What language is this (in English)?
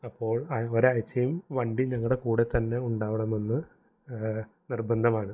Malayalam